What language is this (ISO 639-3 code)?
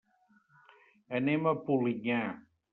cat